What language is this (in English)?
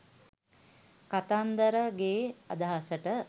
Sinhala